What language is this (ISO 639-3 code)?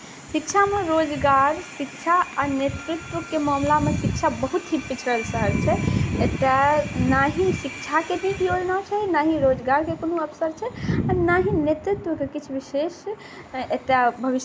mai